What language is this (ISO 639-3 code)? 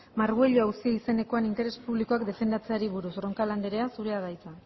eus